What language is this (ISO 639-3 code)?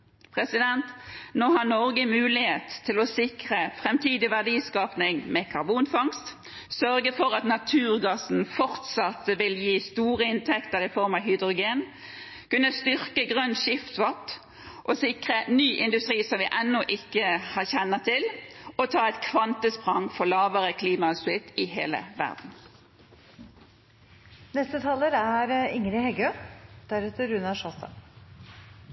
nor